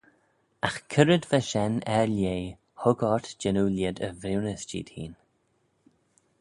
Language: Manx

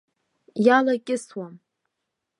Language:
Abkhazian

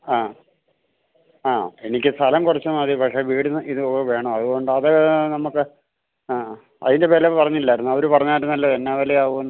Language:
Malayalam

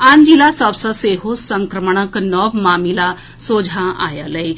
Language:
Maithili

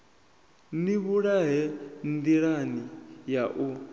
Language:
Venda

